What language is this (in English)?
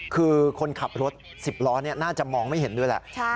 Thai